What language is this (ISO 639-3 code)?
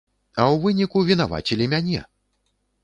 bel